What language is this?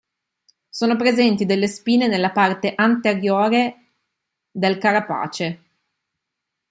Italian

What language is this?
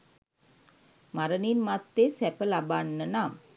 Sinhala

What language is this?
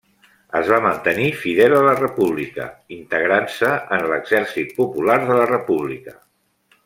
Catalan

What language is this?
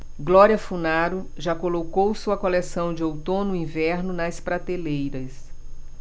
Portuguese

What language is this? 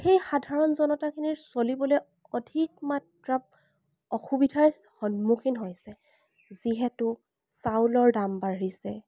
Assamese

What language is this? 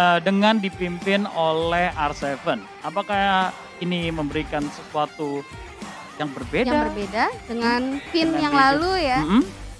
Indonesian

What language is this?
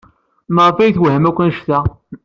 Kabyle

